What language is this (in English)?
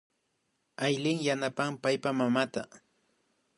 Imbabura Highland Quichua